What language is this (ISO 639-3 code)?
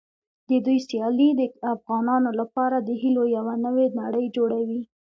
pus